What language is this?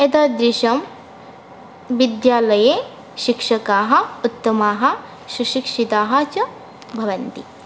Sanskrit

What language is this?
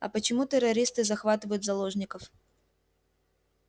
Russian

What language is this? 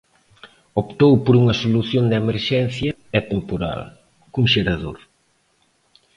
Galician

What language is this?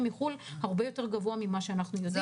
Hebrew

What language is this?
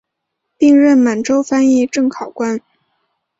Chinese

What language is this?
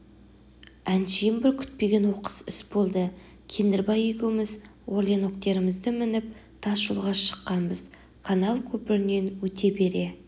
Kazakh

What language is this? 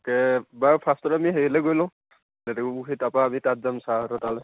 Assamese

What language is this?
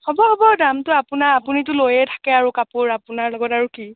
Assamese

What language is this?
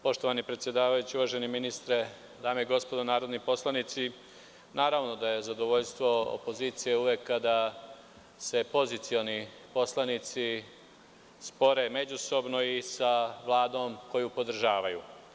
Serbian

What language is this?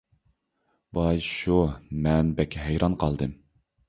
Uyghur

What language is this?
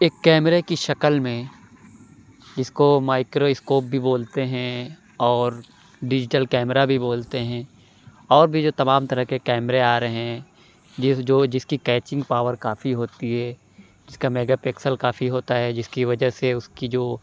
Urdu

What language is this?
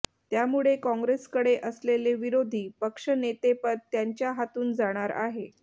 Marathi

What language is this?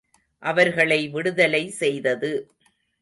Tamil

